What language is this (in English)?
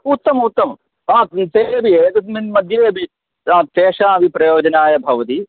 Sanskrit